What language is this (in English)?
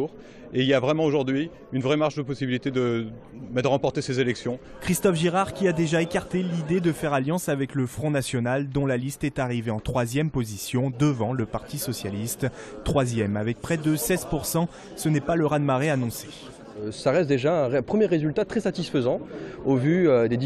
French